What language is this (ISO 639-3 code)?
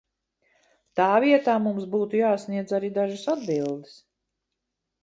lav